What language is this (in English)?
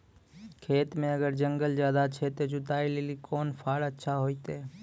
Maithili